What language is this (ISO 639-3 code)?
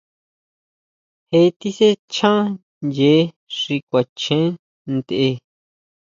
mau